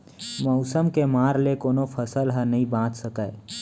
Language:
Chhattisgarhi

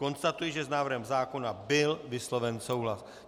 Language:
Czech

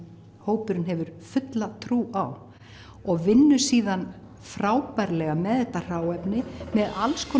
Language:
Icelandic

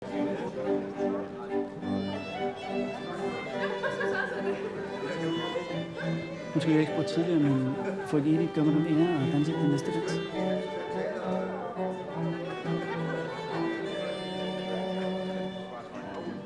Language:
Danish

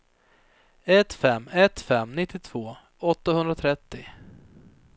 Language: Swedish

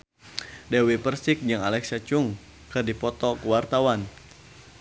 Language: Sundanese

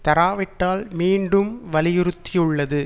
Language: Tamil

